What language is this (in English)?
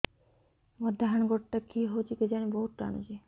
Odia